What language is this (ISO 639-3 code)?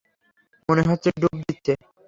ben